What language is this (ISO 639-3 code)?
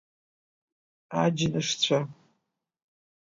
abk